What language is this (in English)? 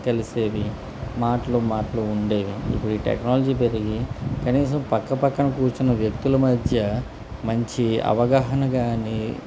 Telugu